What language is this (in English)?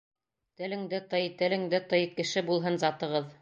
Bashkir